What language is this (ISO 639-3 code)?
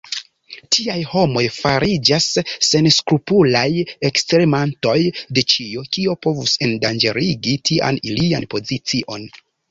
epo